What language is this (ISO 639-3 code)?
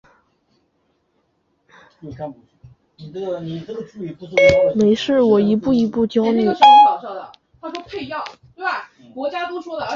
zho